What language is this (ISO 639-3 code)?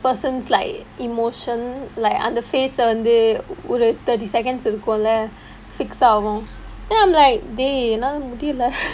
eng